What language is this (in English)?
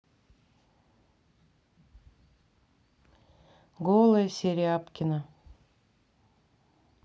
Russian